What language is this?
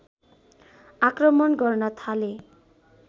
Nepali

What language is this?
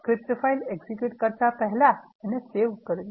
Gujarati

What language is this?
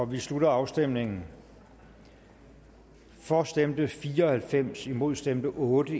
Danish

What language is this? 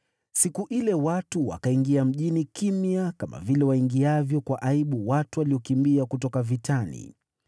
Swahili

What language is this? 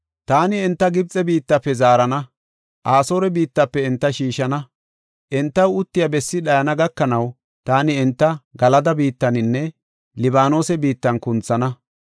Gofa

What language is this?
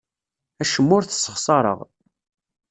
Kabyle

